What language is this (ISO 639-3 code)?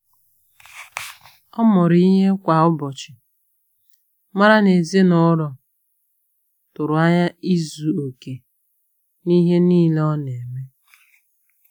ibo